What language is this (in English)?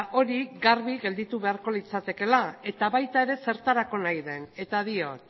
Basque